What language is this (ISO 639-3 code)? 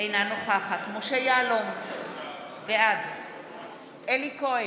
heb